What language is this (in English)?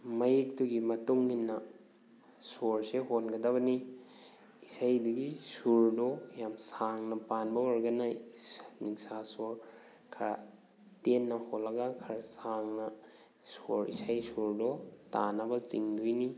Manipuri